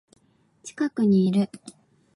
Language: Japanese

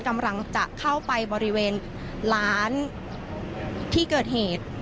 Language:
Thai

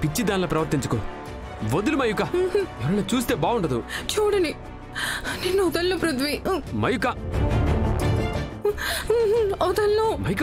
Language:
Telugu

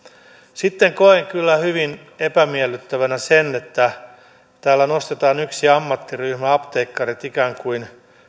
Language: Finnish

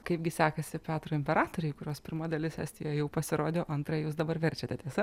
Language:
Lithuanian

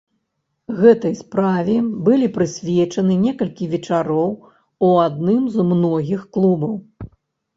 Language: Belarusian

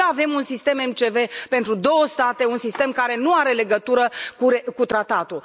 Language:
Romanian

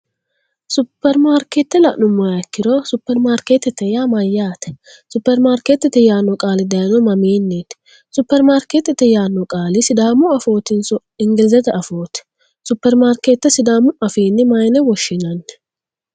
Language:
Sidamo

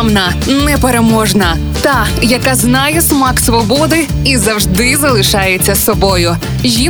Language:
Ukrainian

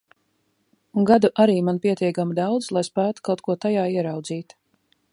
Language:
Latvian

